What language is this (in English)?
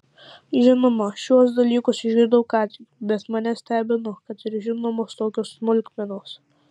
Lithuanian